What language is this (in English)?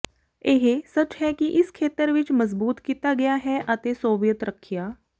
Punjabi